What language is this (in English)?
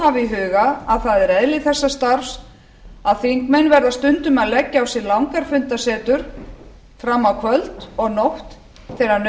Icelandic